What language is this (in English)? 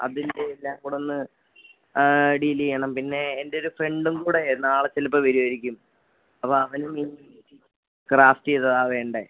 Malayalam